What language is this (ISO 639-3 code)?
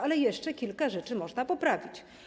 pol